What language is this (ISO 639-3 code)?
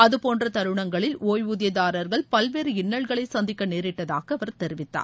tam